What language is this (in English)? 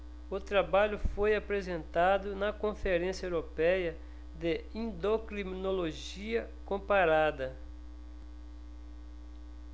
Portuguese